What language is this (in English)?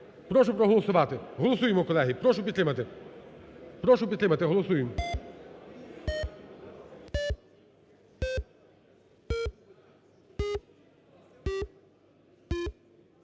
Ukrainian